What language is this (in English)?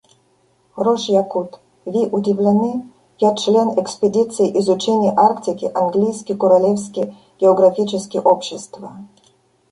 Russian